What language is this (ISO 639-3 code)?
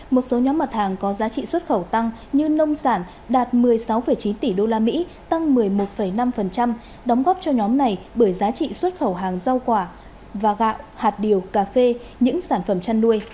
vie